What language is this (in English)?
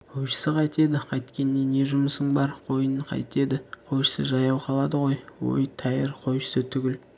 Kazakh